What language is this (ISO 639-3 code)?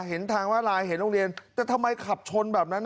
tha